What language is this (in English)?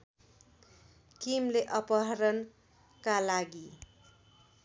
Nepali